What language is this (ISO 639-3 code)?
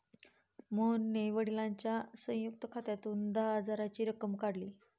mar